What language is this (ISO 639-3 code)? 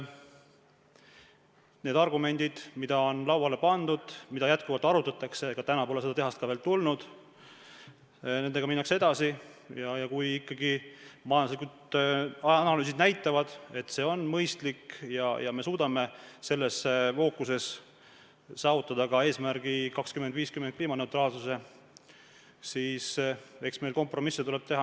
est